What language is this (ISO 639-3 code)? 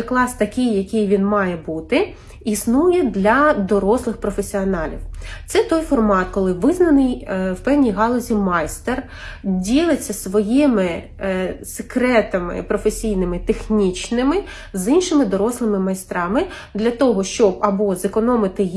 ukr